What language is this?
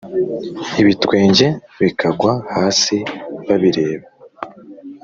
Kinyarwanda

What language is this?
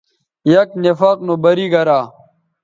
Bateri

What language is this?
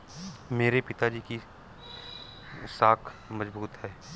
Hindi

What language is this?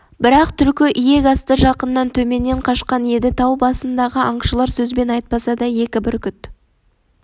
Kazakh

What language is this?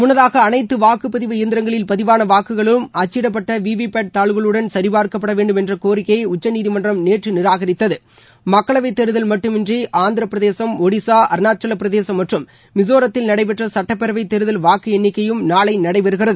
Tamil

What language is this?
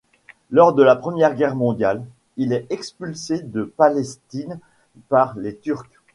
French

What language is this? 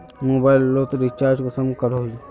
Magahi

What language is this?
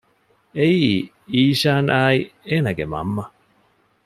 Divehi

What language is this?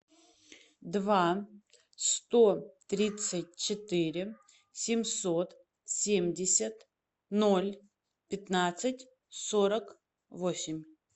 Russian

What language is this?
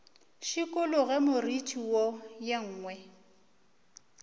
Northern Sotho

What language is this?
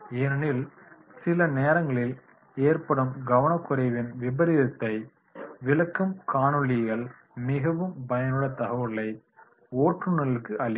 Tamil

